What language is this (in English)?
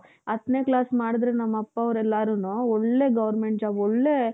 Kannada